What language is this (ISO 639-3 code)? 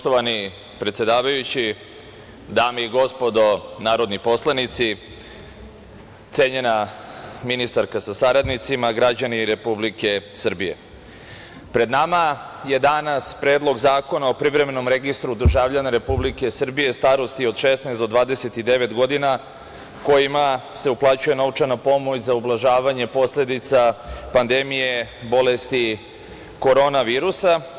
srp